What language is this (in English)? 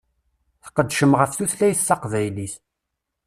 Kabyle